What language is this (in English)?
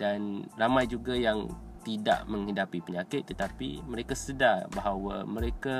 Malay